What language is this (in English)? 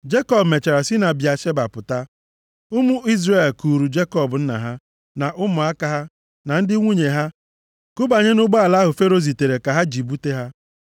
Igbo